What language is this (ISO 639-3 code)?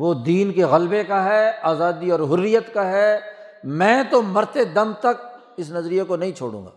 urd